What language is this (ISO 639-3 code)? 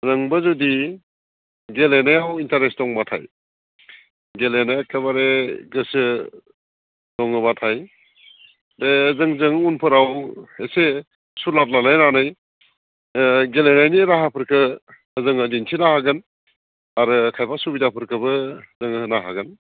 brx